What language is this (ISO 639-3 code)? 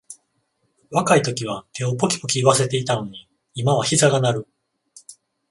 jpn